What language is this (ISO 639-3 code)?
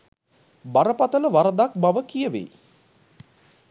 sin